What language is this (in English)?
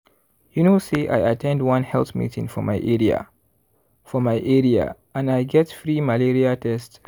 Nigerian Pidgin